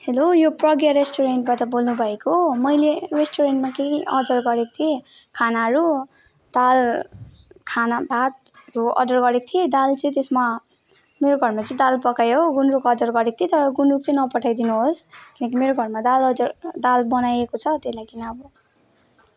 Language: Nepali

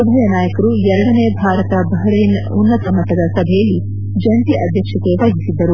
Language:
Kannada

